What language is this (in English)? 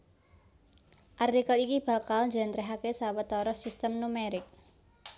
Javanese